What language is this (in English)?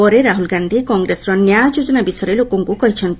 Odia